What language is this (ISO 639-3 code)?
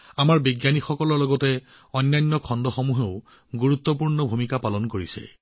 asm